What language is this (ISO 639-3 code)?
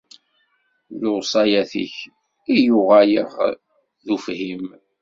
kab